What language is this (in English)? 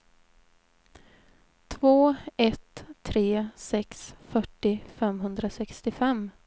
Swedish